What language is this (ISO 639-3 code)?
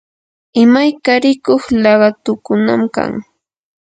qur